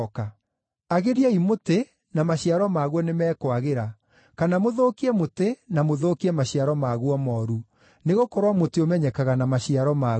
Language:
Kikuyu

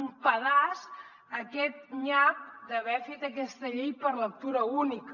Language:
Catalan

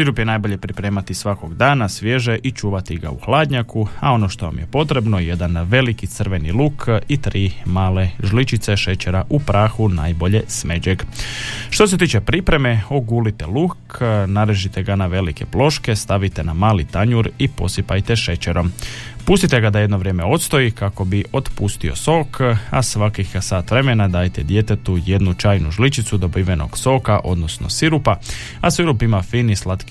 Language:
Croatian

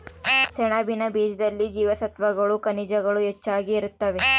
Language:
Kannada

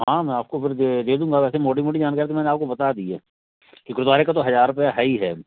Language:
Hindi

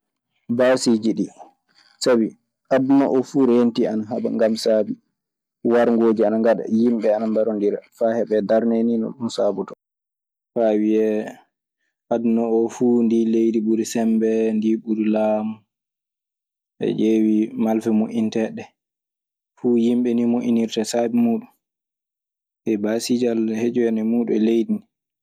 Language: Maasina Fulfulde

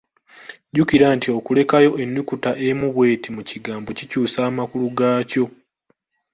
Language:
Ganda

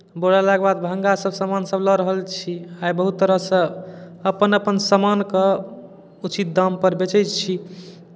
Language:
Maithili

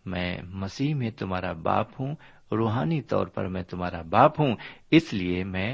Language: Urdu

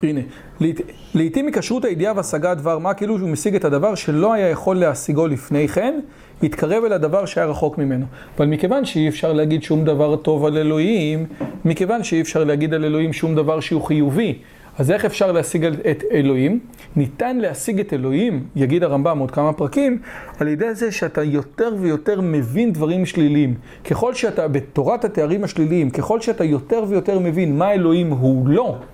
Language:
Hebrew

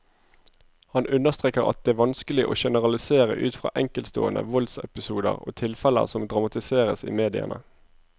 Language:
Norwegian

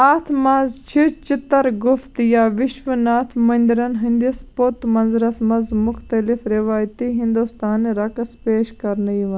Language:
Kashmiri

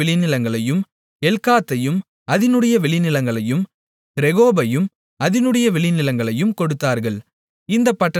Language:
Tamil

